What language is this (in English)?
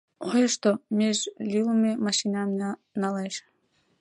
Mari